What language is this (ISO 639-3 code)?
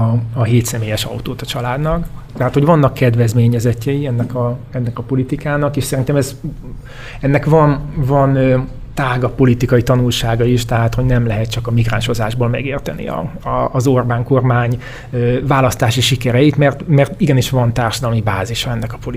hun